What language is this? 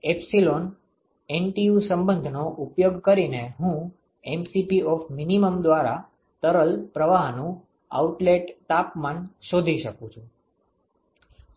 Gujarati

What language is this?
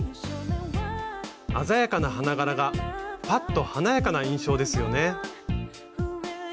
Japanese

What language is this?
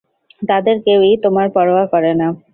Bangla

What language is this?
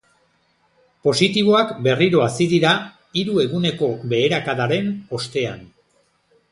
Basque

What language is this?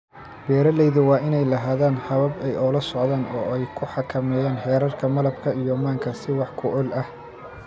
Somali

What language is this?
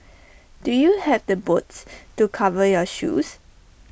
English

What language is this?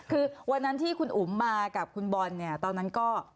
Thai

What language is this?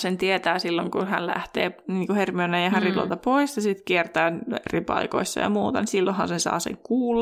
Finnish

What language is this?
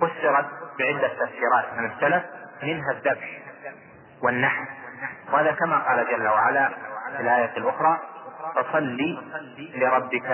Arabic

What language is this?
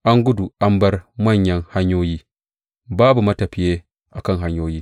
Hausa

